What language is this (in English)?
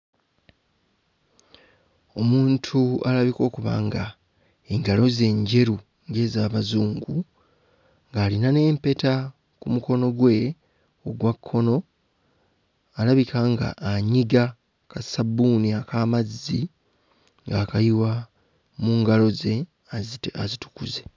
Ganda